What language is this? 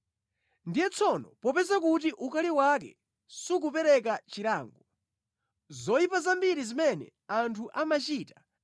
Nyanja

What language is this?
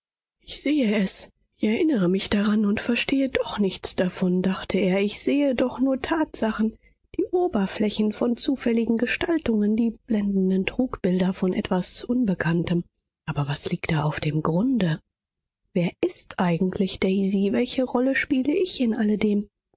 German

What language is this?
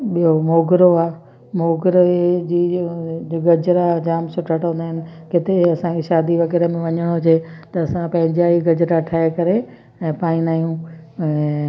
Sindhi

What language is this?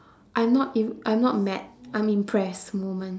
English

